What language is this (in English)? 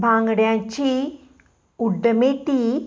Konkani